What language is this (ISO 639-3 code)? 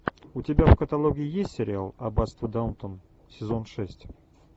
rus